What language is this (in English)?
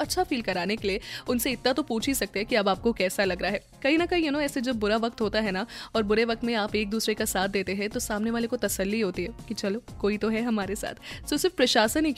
Hindi